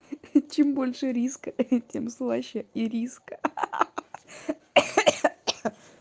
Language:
Russian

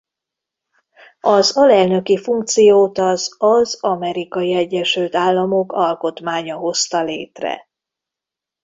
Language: Hungarian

